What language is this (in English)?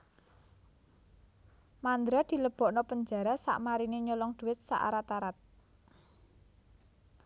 Javanese